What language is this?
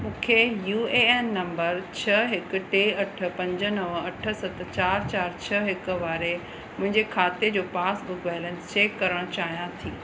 Sindhi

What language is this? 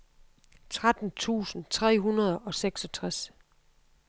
Danish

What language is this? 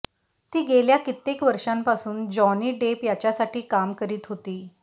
Marathi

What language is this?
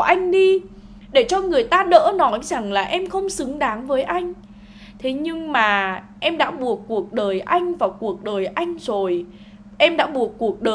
Vietnamese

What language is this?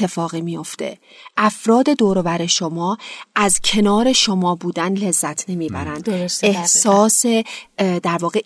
Persian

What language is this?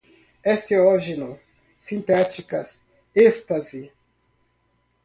Portuguese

